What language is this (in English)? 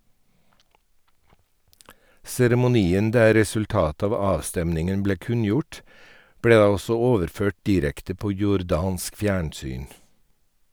Norwegian